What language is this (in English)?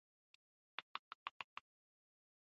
Pashto